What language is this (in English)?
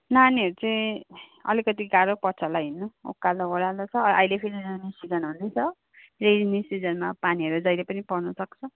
Nepali